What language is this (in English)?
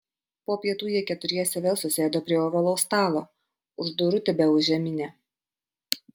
Lithuanian